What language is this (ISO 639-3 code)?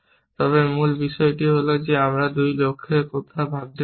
ben